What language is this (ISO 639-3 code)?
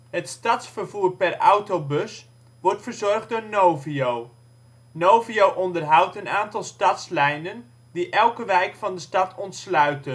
nld